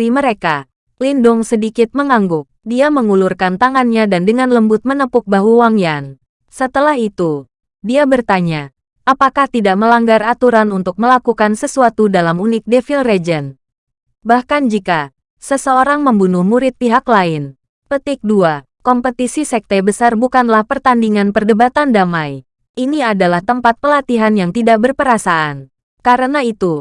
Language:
Indonesian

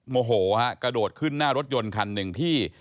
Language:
Thai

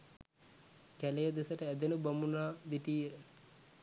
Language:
Sinhala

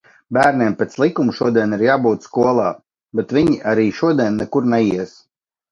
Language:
Latvian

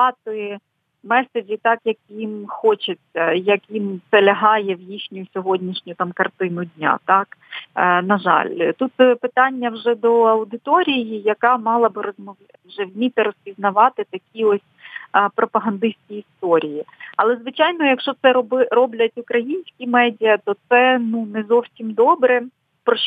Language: Ukrainian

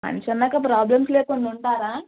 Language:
Telugu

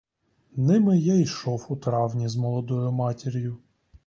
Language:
Ukrainian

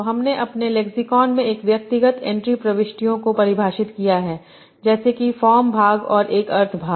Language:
Hindi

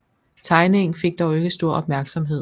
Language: Danish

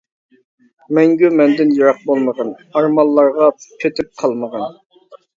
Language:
Uyghur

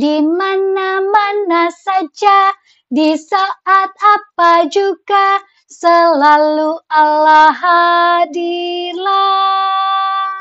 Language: Indonesian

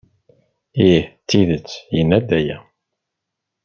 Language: Kabyle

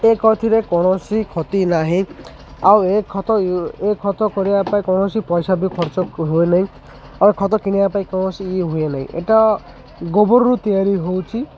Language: Odia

